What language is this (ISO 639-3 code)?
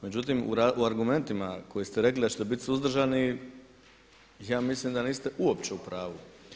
hrv